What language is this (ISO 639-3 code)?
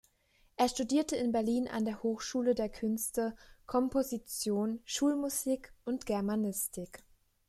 deu